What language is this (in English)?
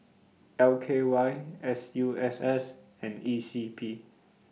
English